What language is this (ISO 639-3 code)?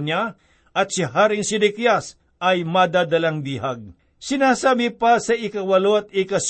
fil